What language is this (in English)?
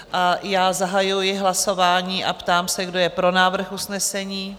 Czech